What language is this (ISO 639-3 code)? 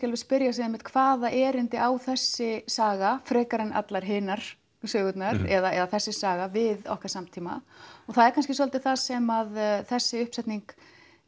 isl